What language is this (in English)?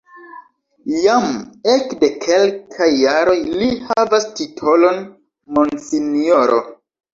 Esperanto